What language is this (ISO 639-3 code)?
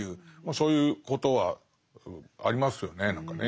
jpn